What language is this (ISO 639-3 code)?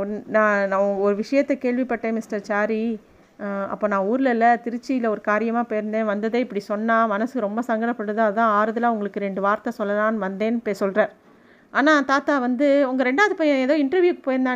tam